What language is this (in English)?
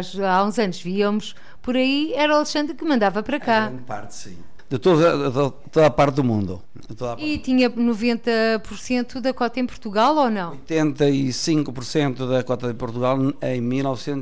Portuguese